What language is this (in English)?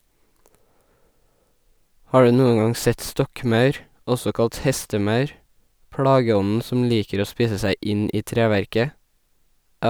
Norwegian